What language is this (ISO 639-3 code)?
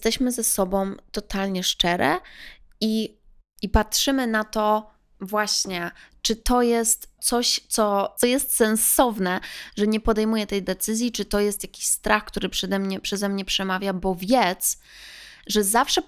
pol